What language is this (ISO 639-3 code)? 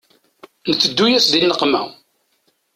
kab